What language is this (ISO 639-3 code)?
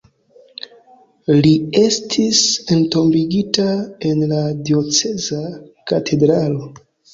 epo